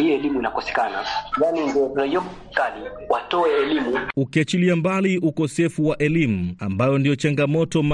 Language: Swahili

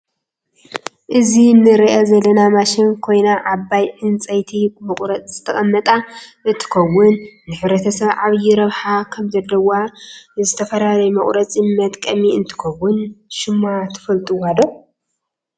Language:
Tigrinya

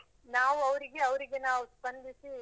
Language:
Kannada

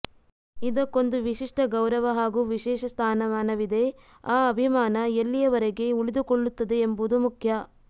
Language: Kannada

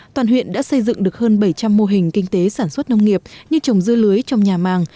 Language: Vietnamese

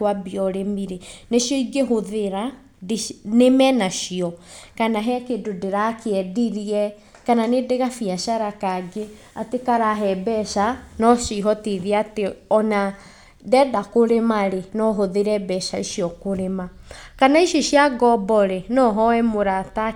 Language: Kikuyu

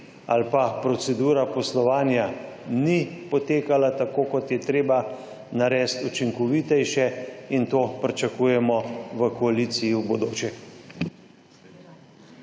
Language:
Slovenian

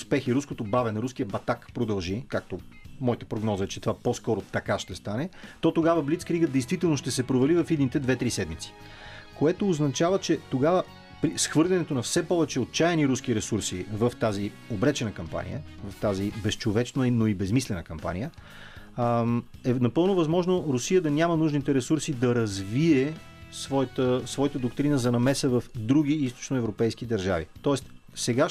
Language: Bulgarian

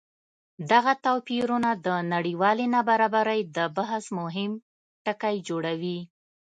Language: Pashto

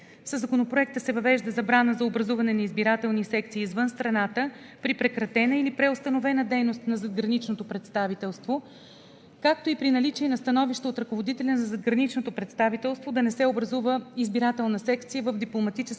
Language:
Bulgarian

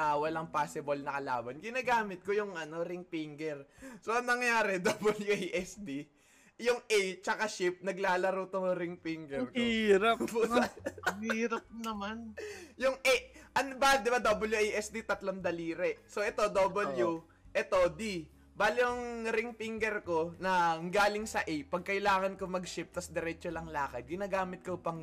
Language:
Filipino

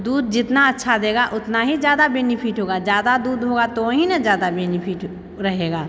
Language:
Maithili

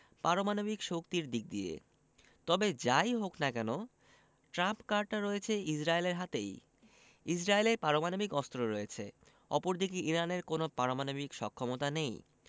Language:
Bangla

